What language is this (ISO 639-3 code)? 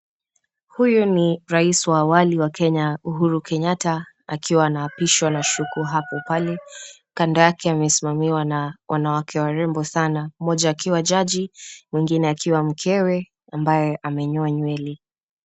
swa